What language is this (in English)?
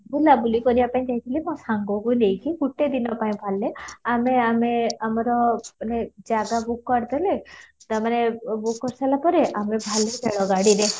Odia